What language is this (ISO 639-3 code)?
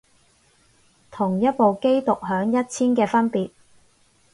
yue